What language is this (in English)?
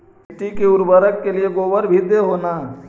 Magahi